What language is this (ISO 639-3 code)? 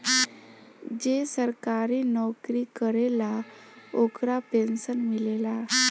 bho